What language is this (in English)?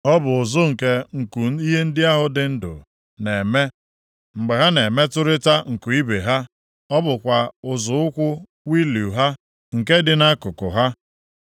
Igbo